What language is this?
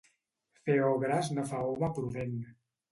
Catalan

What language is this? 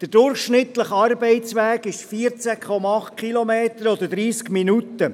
Swiss German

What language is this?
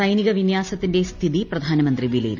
Malayalam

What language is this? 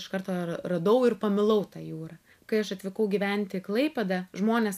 Lithuanian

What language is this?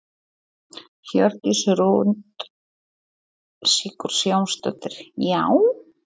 Icelandic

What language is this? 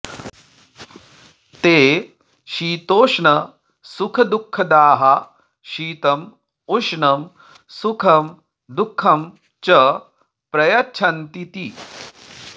Sanskrit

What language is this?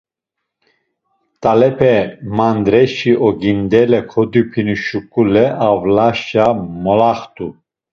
Laz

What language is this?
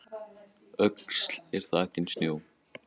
Icelandic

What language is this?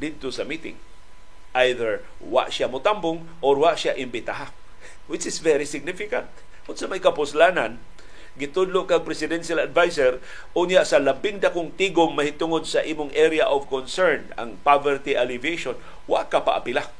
Filipino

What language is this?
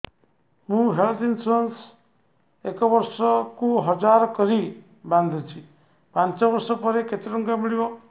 Odia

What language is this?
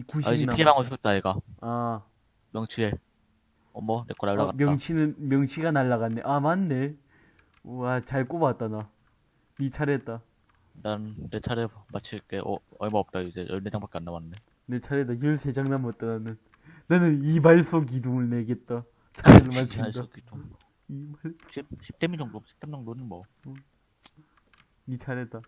Korean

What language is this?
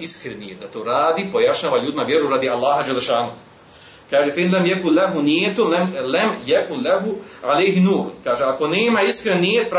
Croatian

